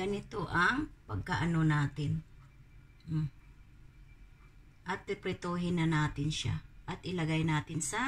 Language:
Filipino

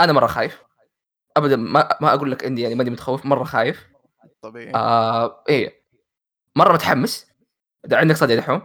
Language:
Arabic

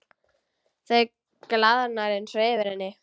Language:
Icelandic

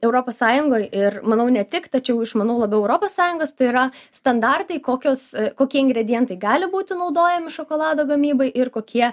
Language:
Lithuanian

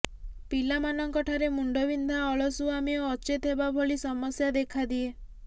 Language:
Odia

